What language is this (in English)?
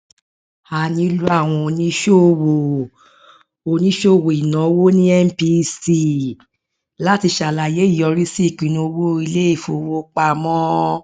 Yoruba